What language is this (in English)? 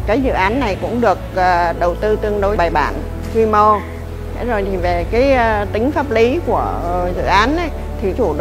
Vietnamese